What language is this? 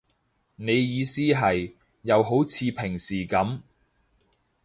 Cantonese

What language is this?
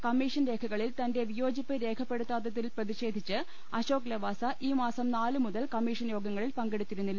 Malayalam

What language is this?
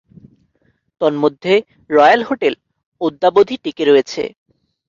Bangla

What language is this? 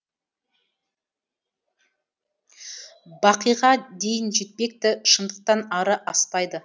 Kazakh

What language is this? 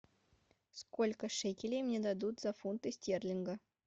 Russian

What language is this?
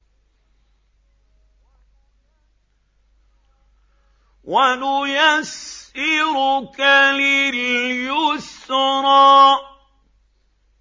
Arabic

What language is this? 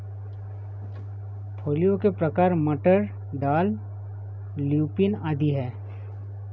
Hindi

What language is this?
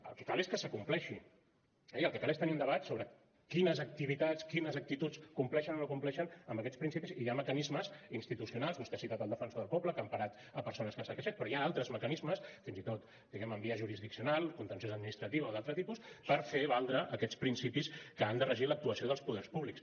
Catalan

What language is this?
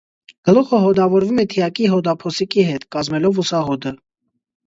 Armenian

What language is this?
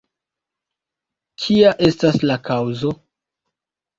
Esperanto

